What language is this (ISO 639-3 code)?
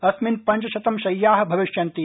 san